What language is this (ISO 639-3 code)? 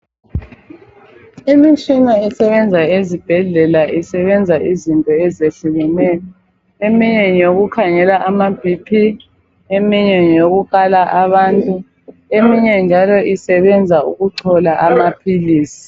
nde